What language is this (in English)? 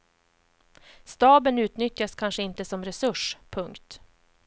Swedish